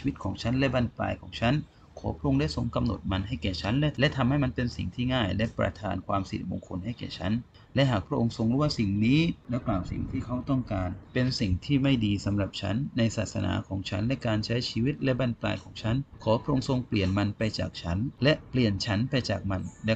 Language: Thai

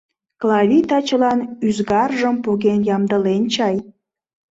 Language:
Mari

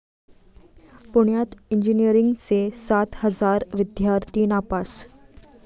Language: Marathi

